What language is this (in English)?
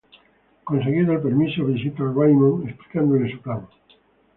Spanish